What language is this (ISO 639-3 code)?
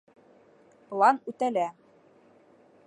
bak